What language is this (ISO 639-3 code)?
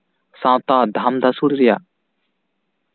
sat